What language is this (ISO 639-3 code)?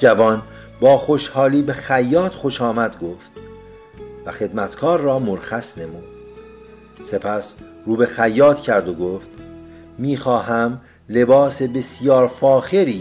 fas